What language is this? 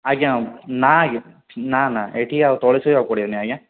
Odia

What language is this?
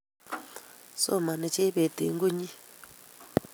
Kalenjin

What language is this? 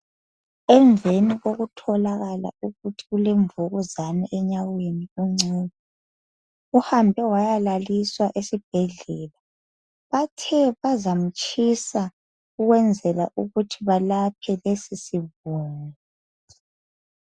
North Ndebele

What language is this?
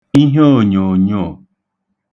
Igbo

